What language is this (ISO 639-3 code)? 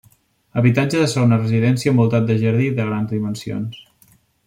cat